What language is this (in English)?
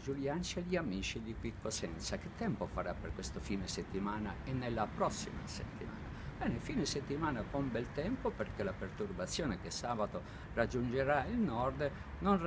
Italian